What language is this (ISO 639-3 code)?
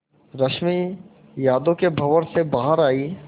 hin